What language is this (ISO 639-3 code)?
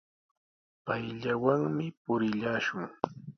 qws